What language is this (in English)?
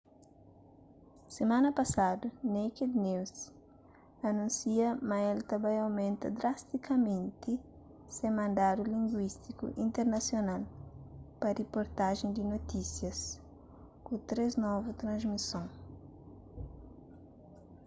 Kabuverdianu